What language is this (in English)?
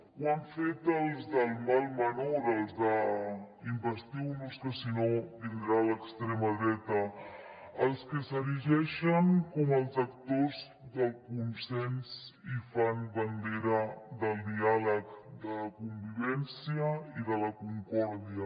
Catalan